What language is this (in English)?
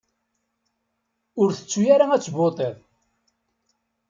Kabyle